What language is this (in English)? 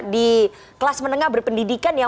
Indonesian